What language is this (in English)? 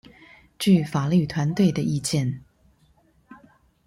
Chinese